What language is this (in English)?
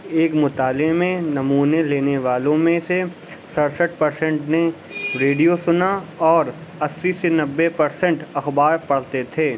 Urdu